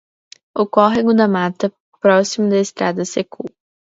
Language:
Portuguese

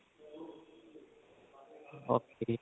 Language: Punjabi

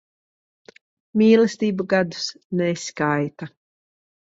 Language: Latvian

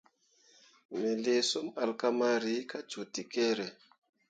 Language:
Mundang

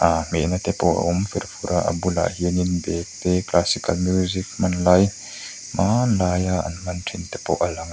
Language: Mizo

